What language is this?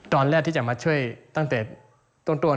Thai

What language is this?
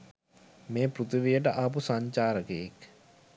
Sinhala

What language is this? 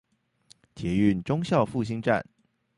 Chinese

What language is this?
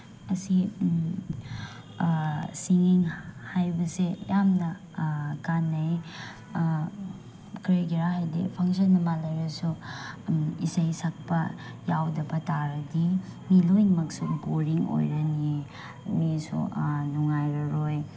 Manipuri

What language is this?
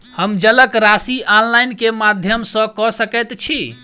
Maithili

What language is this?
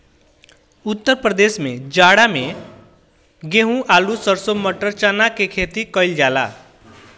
Bhojpuri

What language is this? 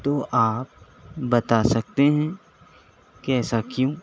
Urdu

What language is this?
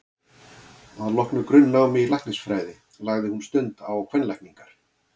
Icelandic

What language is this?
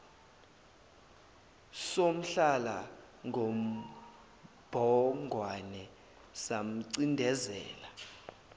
Zulu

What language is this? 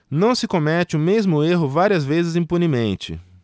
Portuguese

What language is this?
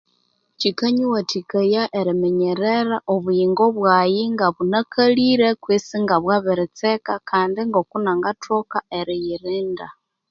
Konzo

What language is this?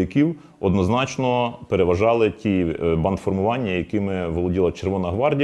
Ukrainian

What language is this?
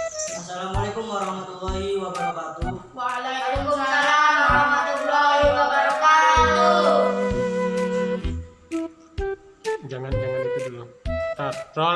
Indonesian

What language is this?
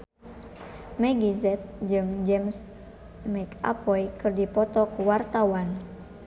Sundanese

